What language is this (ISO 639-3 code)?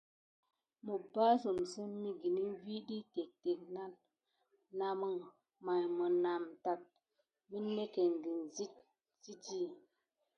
gid